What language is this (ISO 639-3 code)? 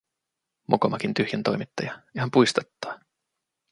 fin